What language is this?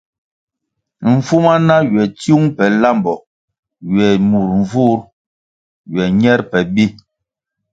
Kwasio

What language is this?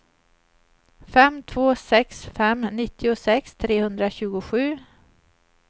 Swedish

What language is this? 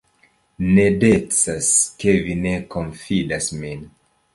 Esperanto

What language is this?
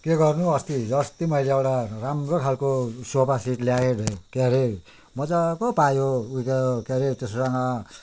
Nepali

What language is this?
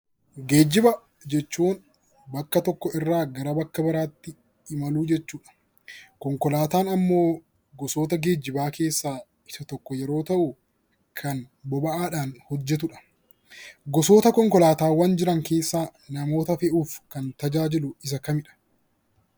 Oromo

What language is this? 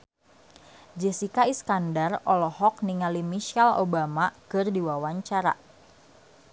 Sundanese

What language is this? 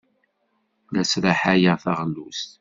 Kabyle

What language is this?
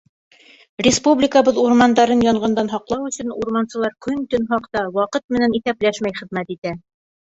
Bashkir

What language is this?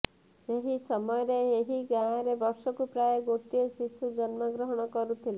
Odia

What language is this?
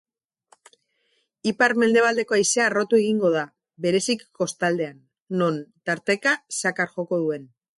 Basque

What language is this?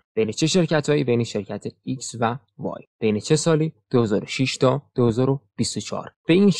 Persian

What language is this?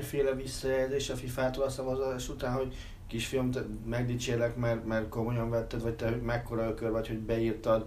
Hungarian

